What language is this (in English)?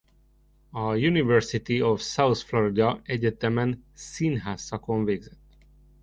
Hungarian